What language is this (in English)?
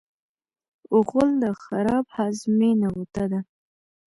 Pashto